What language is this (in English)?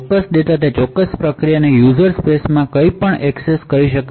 Gujarati